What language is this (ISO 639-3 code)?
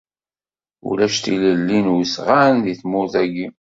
kab